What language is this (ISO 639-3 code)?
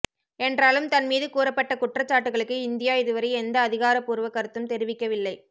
tam